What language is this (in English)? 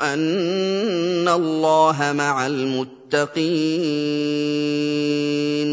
Arabic